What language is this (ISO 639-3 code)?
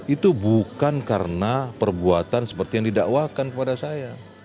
ind